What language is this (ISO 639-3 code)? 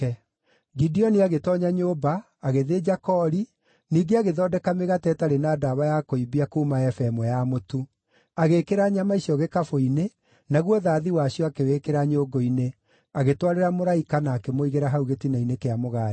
kik